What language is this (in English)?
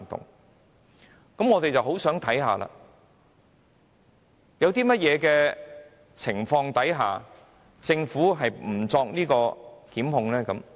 Cantonese